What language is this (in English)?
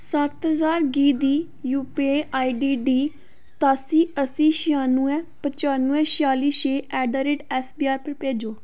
Dogri